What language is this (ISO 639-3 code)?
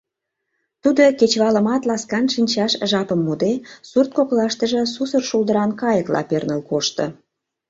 chm